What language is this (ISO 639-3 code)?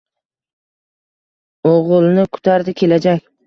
uzb